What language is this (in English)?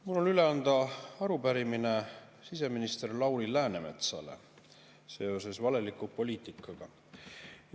Estonian